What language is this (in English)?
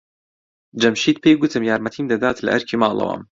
Central Kurdish